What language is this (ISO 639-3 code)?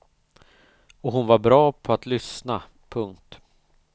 swe